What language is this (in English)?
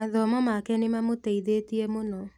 Kikuyu